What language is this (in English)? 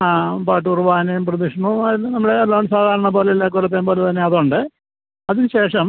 Malayalam